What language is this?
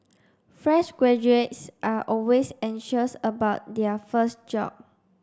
English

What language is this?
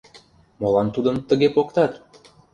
Mari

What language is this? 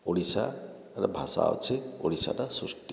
Odia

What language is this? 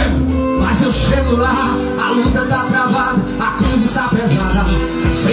Arabic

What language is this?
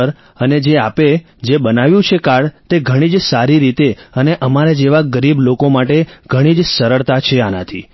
Gujarati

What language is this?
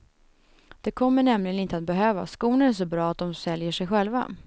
Swedish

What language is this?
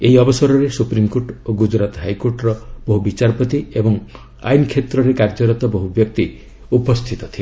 Odia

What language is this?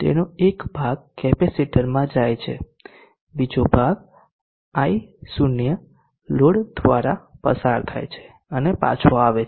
Gujarati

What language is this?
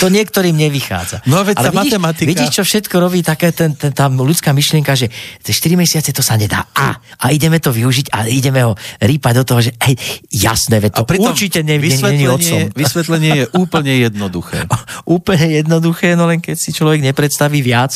Slovak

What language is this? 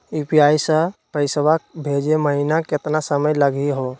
Magahi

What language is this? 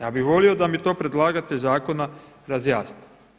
Croatian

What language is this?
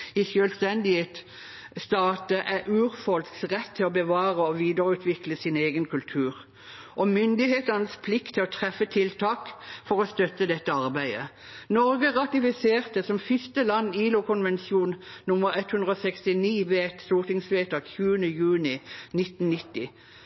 Norwegian Bokmål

